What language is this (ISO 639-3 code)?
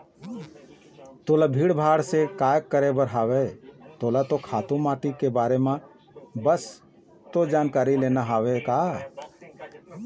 hne